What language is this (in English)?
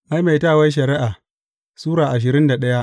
Hausa